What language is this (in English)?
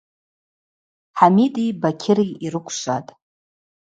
Abaza